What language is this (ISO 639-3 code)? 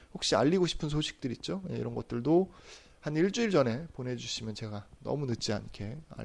kor